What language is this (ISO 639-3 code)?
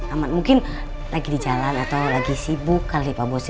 ind